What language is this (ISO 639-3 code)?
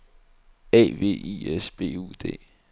dan